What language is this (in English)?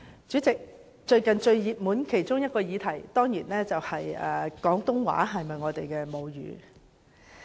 Cantonese